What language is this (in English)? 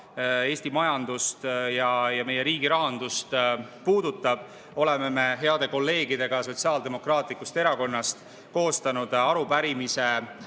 Estonian